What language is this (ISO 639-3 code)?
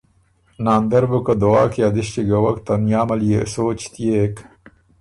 oru